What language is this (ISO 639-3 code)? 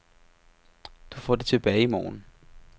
dan